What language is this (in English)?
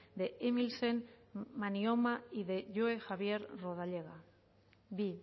Spanish